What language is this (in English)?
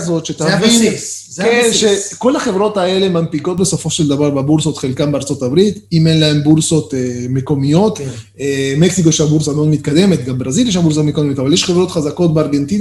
Hebrew